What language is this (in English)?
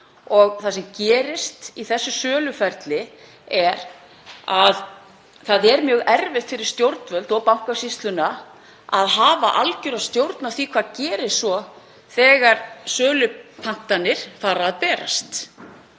Icelandic